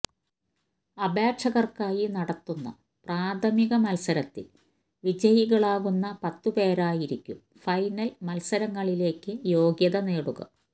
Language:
Malayalam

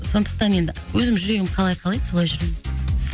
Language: Kazakh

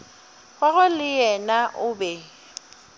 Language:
Northern Sotho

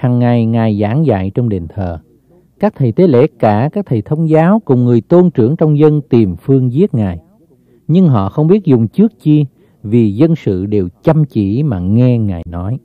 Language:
Vietnamese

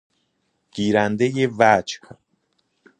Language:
Persian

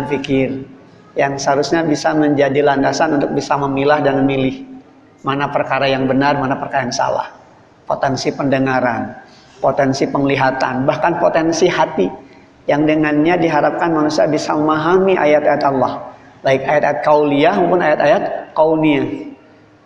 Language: Indonesian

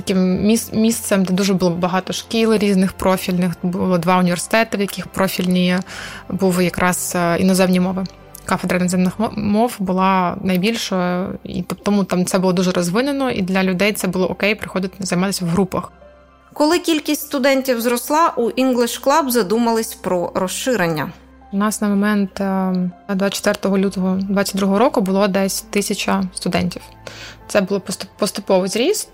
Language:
Ukrainian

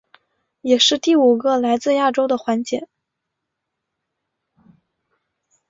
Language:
Chinese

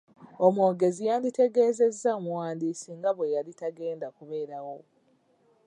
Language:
Ganda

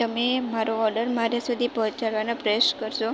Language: Gujarati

